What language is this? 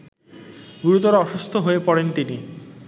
Bangla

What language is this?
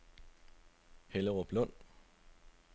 Danish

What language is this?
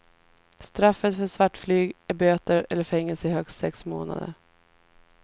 Swedish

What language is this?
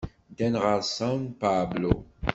Kabyle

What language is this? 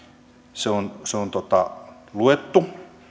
Finnish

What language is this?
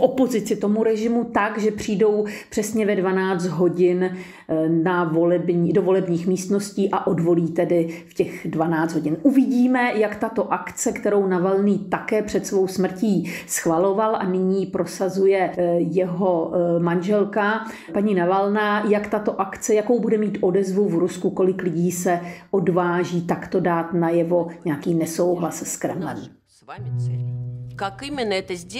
Czech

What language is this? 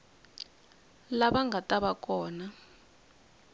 Tsonga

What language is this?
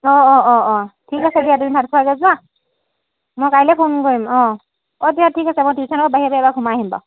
Assamese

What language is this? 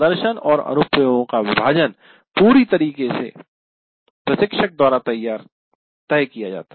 Hindi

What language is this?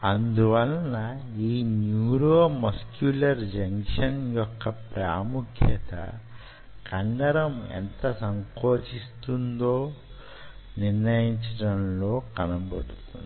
Telugu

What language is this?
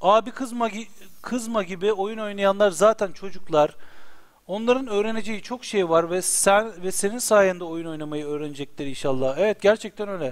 Turkish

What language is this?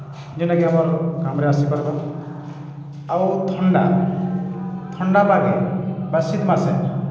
Odia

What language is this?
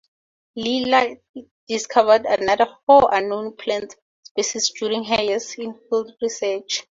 English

